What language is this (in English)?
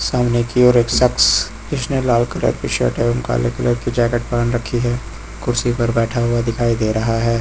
Hindi